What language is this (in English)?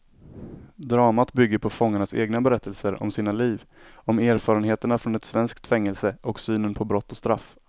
Swedish